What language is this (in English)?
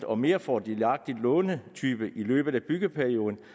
Danish